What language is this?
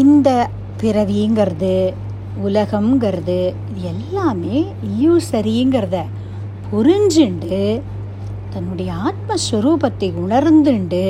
Tamil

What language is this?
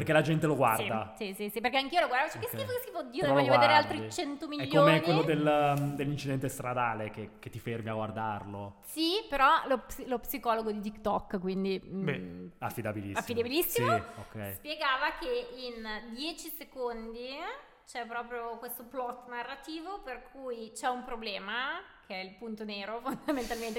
Italian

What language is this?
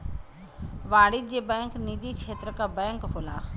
Bhojpuri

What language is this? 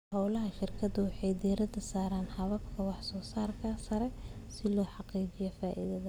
Somali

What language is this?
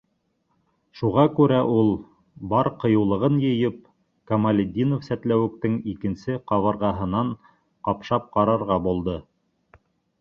Bashkir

